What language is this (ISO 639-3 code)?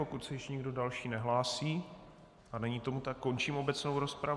ces